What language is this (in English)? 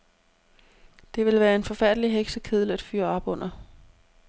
Danish